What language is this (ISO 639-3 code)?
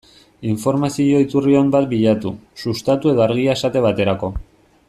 eus